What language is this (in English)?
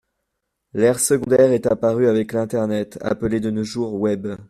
French